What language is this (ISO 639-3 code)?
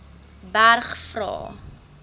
afr